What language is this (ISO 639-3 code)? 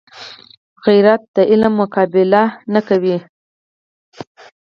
pus